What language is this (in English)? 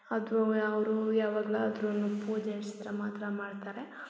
Kannada